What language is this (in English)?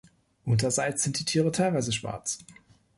German